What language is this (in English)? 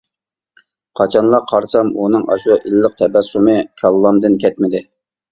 Uyghur